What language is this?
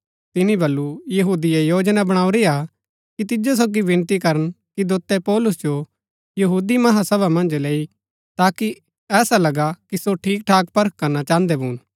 Gaddi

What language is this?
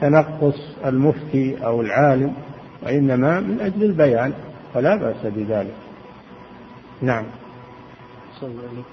Arabic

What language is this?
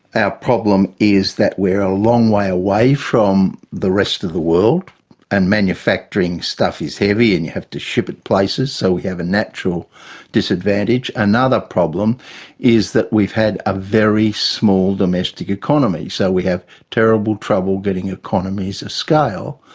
English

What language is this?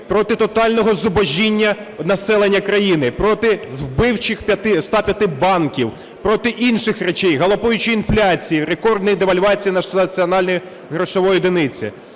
Ukrainian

